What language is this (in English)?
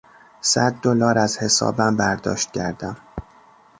Persian